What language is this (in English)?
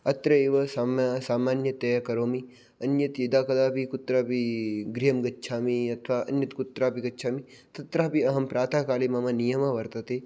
Sanskrit